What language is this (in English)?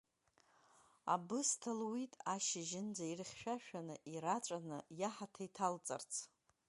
Abkhazian